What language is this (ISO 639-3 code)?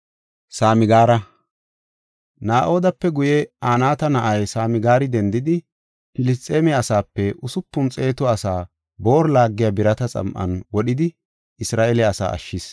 gof